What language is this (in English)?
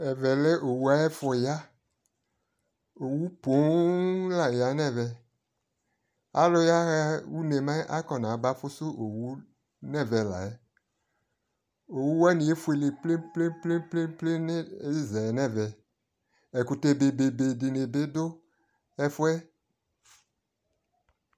Ikposo